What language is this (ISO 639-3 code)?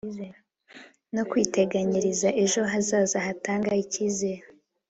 kin